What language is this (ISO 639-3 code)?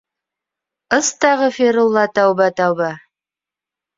bak